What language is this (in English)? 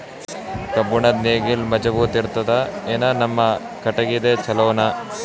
Kannada